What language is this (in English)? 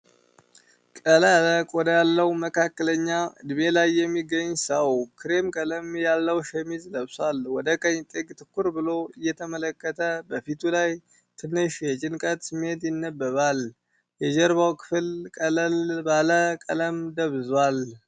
Amharic